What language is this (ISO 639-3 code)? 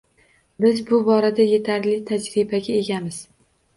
uzb